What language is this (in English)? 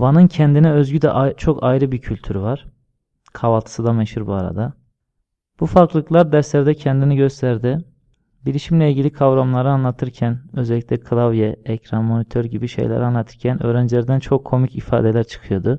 Turkish